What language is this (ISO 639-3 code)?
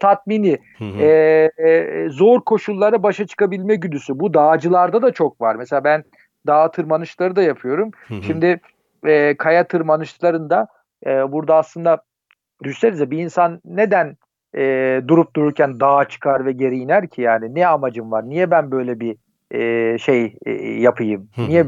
tur